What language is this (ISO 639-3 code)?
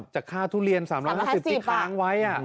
tha